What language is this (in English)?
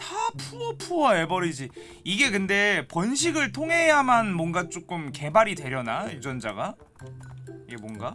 Korean